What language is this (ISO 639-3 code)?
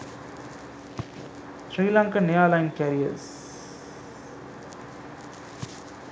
sin